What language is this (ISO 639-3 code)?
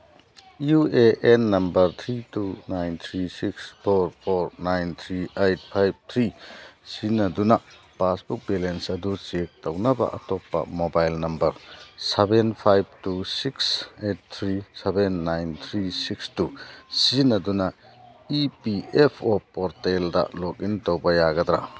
mni